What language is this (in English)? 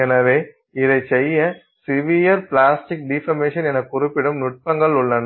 Tamil